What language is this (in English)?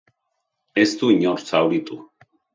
Basque